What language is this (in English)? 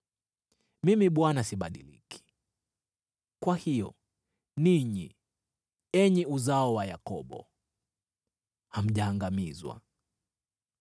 Swahili